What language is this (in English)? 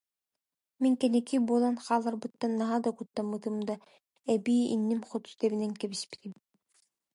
Yakut